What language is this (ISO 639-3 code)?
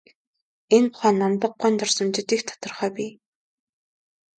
mon